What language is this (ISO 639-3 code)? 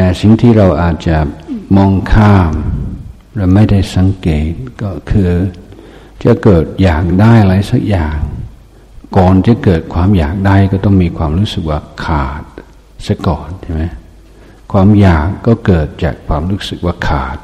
tha